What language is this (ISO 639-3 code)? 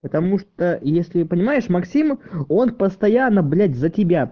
rus